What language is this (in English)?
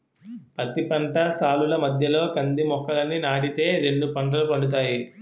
Telugu